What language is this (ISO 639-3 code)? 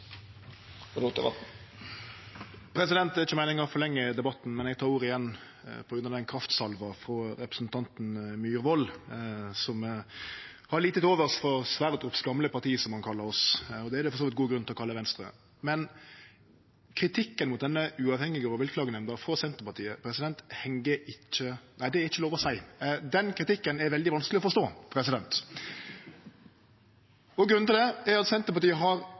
nor